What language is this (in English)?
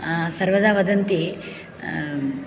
Sanskrit